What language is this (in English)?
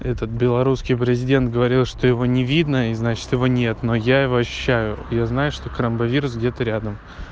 Russian